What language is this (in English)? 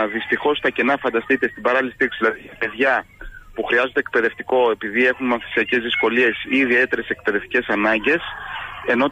Greek